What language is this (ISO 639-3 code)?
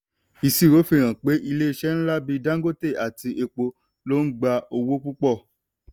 yor